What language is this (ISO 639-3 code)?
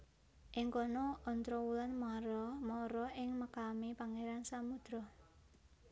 jav